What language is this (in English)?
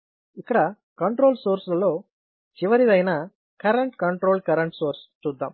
Telugu